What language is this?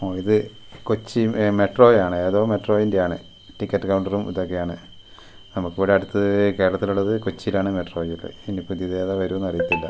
Malayalam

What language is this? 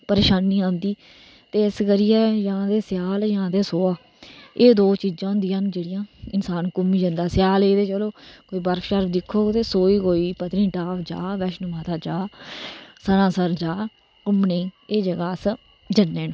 Dogri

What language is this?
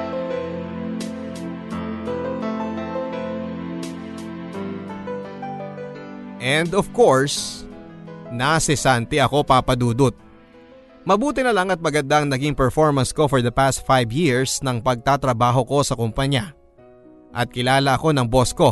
Filipino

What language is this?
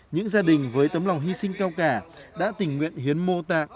Vietnamese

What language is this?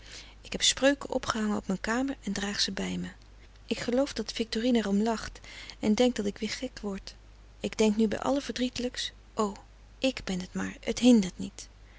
Dutch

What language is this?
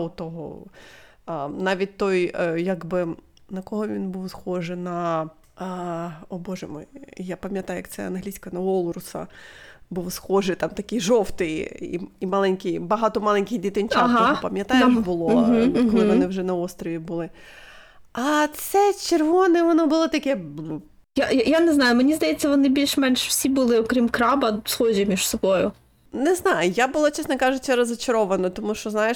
Ukrainian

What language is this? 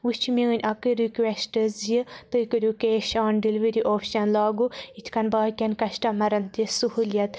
Kashmiri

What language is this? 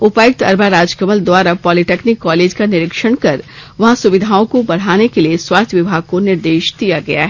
Hindi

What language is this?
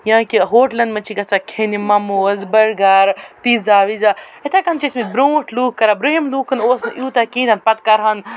Kashmiri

